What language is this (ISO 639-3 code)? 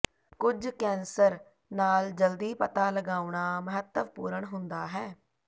pan